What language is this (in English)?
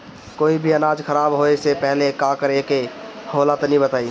Bhojpuri